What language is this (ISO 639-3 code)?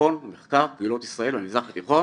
heb